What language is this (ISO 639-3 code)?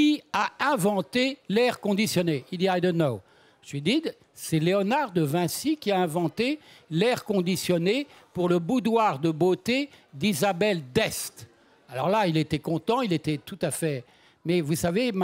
fra